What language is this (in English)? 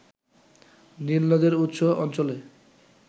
Bangla